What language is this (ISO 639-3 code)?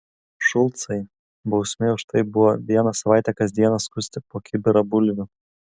lit